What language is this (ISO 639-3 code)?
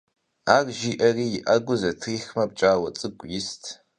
kbd